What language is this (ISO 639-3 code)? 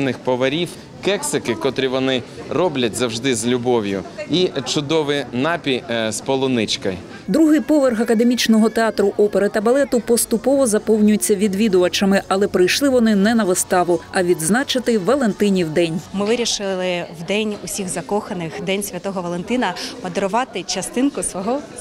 ukr